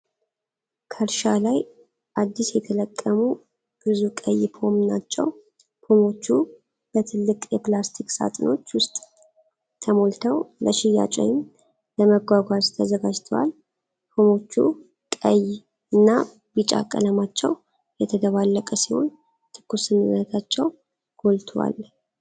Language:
Amharic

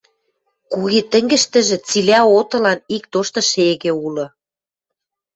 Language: Western Mari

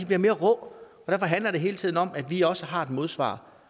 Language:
Danish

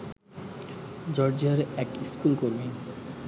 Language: Bangla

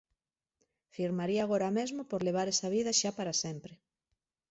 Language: Galician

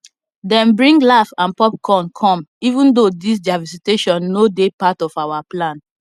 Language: Nigerian Pidgin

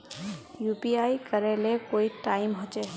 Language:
Magahi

